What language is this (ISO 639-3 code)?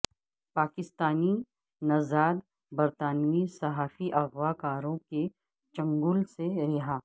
urd